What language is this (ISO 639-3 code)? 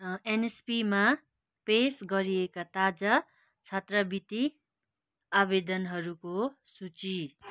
nep